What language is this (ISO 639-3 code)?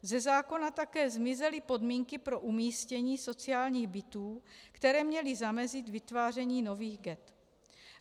ces